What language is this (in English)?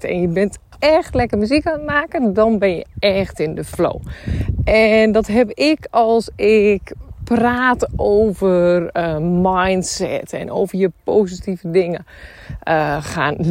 Dutch